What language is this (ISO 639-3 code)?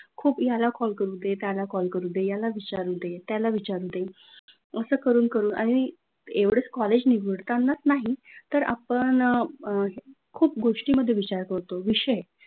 mar